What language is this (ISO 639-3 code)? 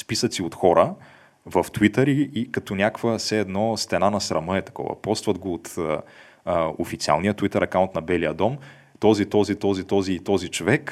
bul